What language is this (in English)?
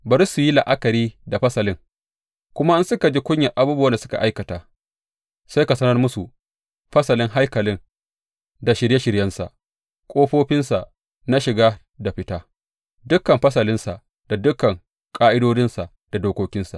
Hausa